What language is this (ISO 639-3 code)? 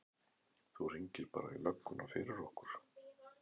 isl